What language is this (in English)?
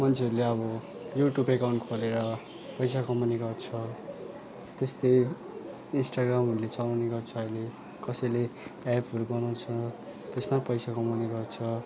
Nepali